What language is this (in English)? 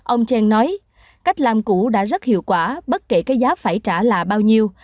Vietnamese